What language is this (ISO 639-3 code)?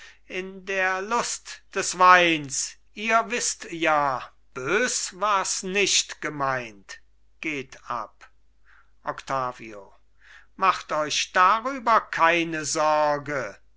deu